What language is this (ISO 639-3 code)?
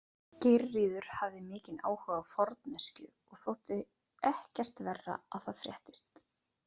isl